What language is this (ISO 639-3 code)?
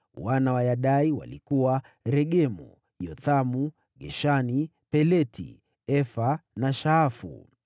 swa